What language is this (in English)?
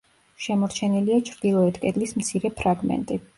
Georgian